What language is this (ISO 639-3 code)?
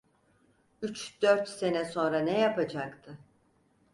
tur